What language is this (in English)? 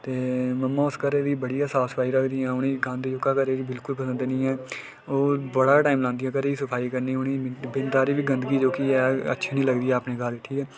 Dogri